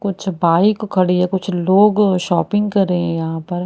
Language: Hindi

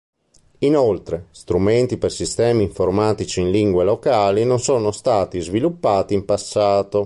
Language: Italian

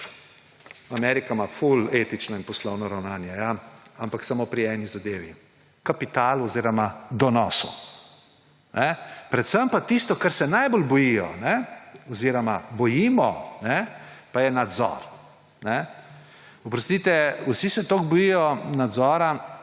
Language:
Slovenian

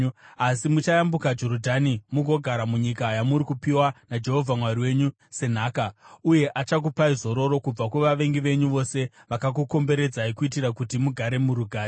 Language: Shona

